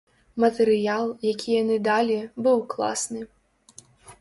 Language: Belarusian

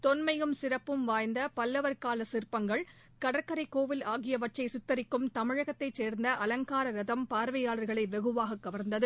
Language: Tamil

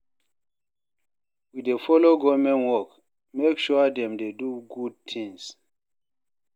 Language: Nigerian Pidgin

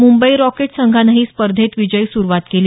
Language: Marathi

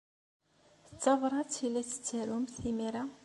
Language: Kabyle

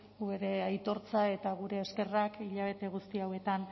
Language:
Basque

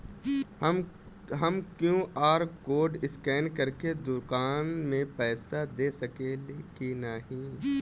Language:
Bhojpuri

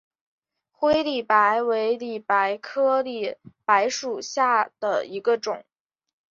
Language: Chinese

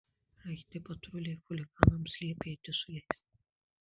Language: Lithuanian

